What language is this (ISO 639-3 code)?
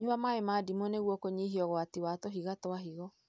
kik